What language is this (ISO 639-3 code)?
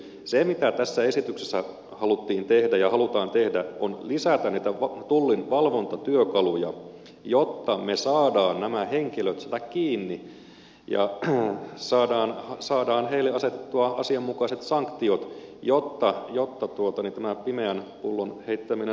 fin